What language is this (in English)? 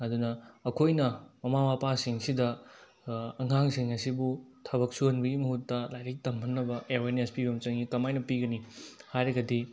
Manipuri